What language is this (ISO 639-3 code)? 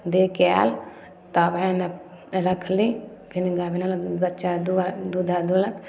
mai